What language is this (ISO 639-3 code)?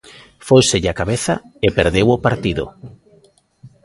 glg